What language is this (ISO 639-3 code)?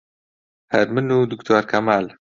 ckb